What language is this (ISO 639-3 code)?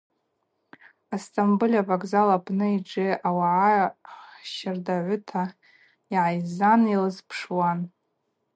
abq